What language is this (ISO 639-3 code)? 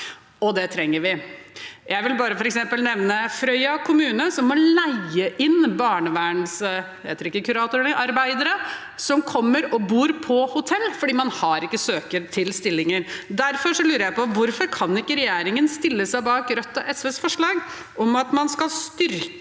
nor